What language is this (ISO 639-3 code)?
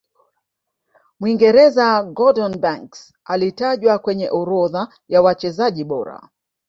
swa